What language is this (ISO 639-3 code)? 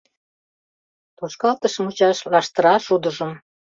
chm